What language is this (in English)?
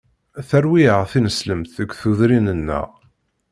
Kabyle